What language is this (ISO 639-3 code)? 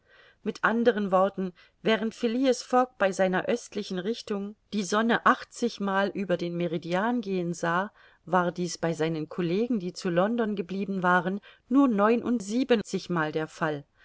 deu